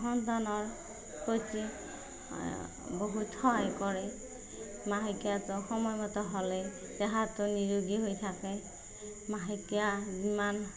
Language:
Assamese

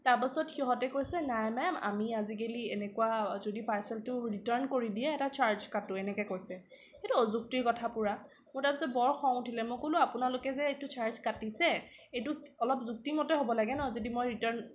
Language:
Assamese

